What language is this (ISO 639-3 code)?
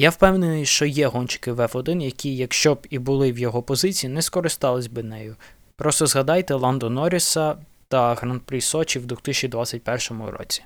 ukr